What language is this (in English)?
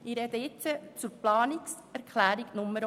Swiss German